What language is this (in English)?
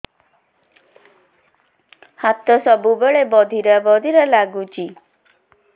Odia